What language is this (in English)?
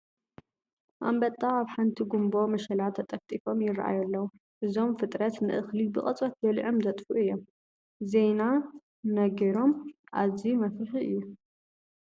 Tigrinya